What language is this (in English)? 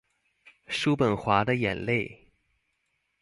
Chinese